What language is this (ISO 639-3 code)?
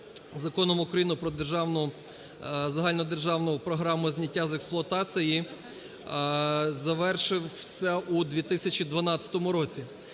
ukr